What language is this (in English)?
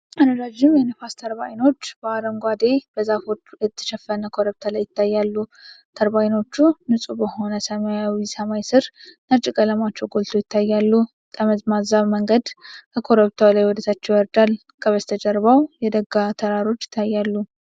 Amharic